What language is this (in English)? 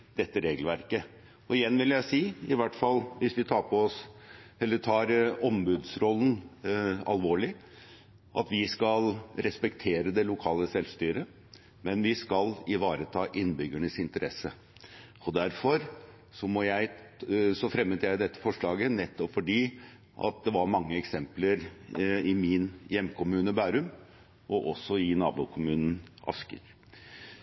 Norwegian Bokmål